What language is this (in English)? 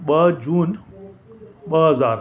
Sindhi